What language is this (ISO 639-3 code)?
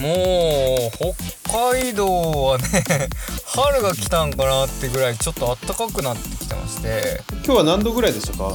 jpn